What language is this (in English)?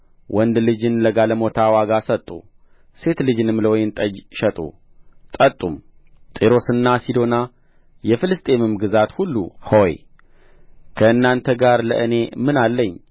Amharic